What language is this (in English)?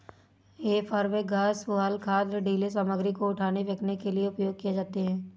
Hindi